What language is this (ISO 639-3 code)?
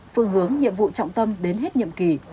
vie